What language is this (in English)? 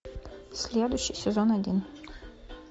Russian